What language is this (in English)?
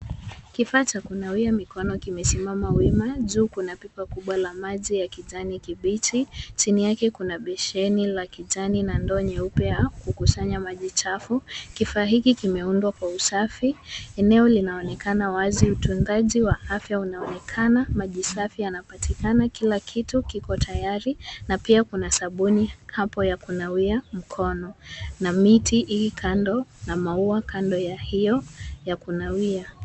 Swahili